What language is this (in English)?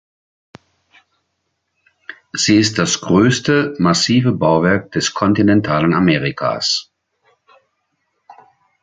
German